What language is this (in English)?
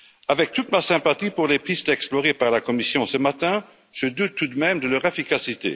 French